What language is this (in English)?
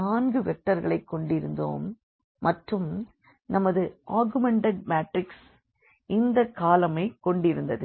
Tamil